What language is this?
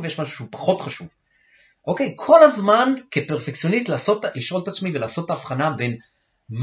Hebrew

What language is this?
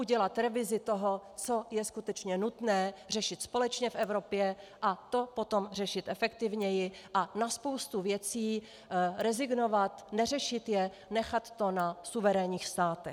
Czech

